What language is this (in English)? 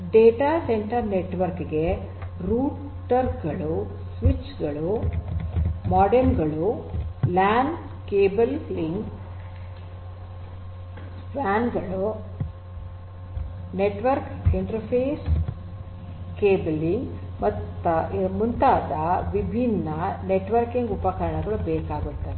Kannada